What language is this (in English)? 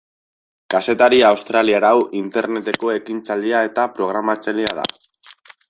Basque